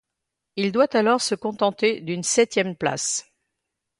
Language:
French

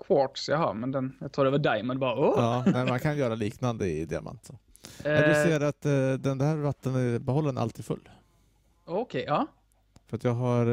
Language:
Swedish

